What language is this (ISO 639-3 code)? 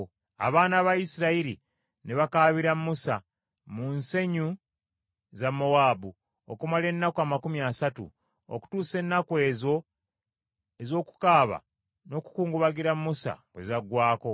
lug